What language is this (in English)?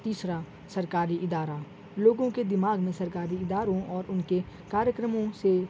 Urdu